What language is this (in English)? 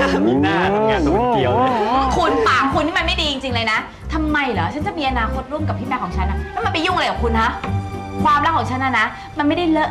Thai